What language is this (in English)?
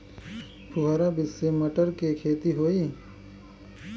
Bhojpuri